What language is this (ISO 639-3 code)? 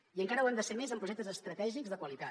cat